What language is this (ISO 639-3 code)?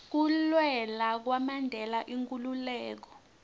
ssw